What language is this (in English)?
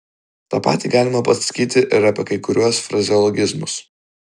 Lithuanian